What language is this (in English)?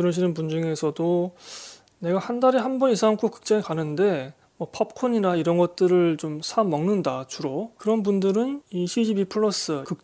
Korean